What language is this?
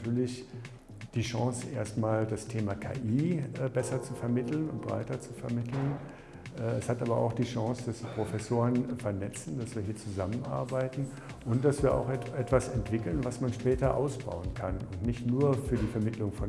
German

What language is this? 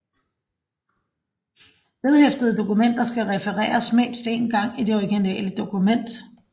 Danish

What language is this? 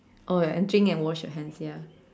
English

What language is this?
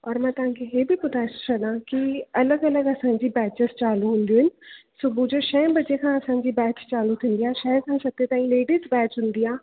Sindhi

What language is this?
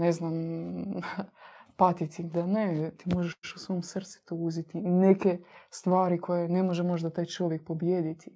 Croatian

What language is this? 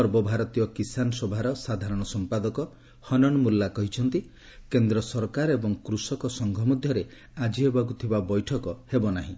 Odia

